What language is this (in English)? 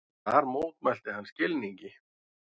Icelandic